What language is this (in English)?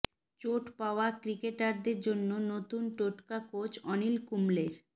Bangla